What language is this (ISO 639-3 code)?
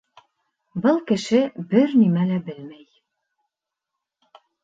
bak